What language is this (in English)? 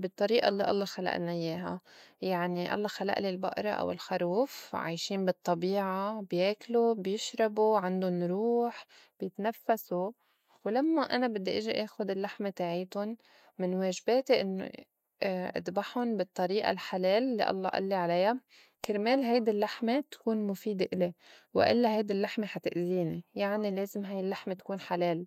North Levantine Arabic